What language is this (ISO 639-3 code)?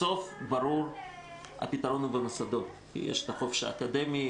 heb